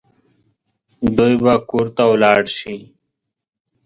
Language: Pashto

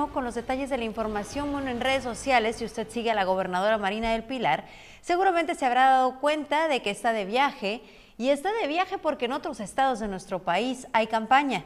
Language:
Spanish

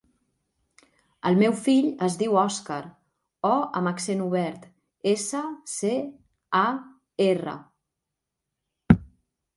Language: Catalan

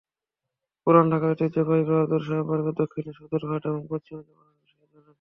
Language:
Bangla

